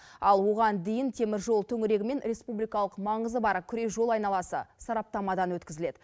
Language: Kazakh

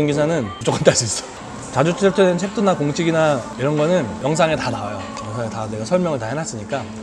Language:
Korean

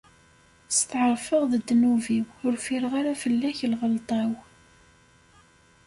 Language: Kabyle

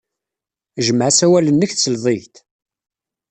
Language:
Kabyle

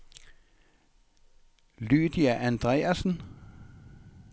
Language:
Danish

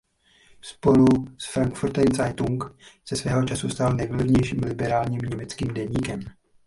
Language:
Czech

